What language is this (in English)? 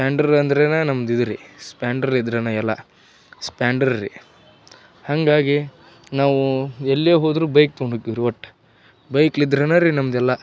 Kannada